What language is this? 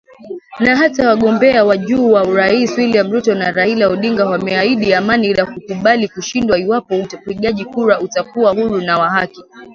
Swahili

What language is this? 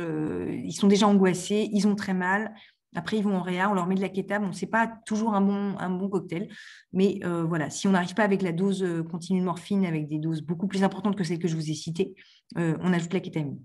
French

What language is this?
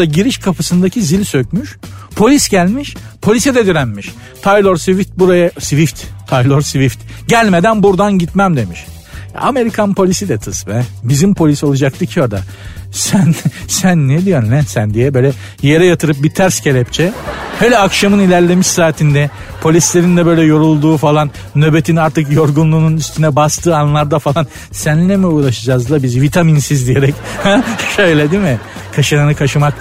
Turkish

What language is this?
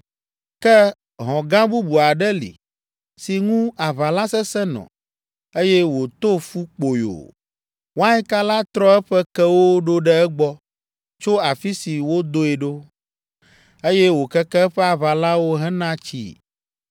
Ewe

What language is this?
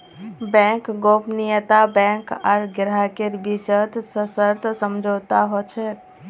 Magahi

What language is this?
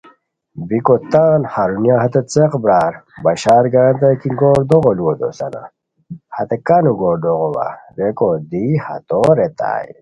Khowar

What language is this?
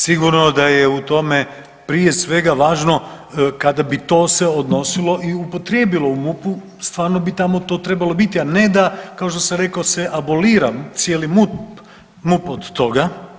Croatian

